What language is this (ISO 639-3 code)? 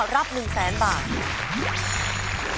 tha